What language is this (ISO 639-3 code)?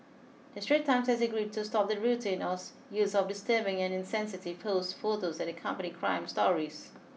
eng